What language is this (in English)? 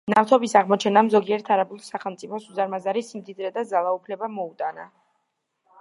Georgian